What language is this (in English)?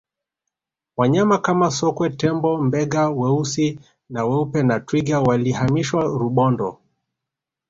Swahili